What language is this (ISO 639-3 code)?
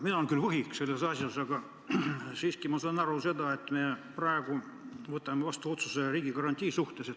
est